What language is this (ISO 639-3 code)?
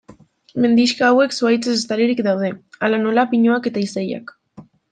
eus